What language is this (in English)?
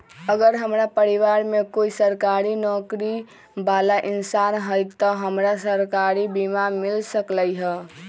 Magahi